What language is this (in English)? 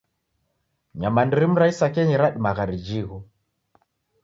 Taita